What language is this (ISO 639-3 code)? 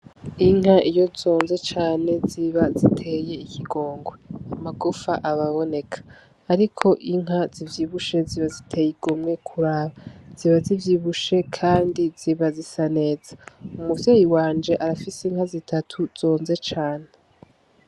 run